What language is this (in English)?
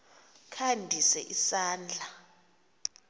Xhosa